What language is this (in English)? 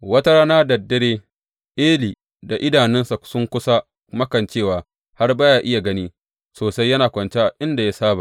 Hausa